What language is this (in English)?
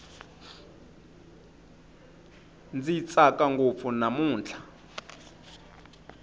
Tsonga